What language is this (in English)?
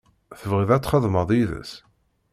Kabyle